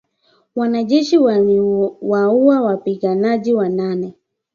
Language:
Swahili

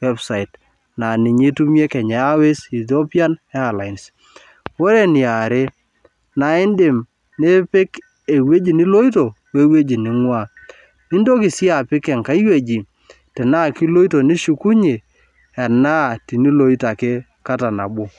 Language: Masai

